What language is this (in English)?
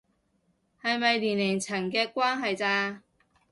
Cantonese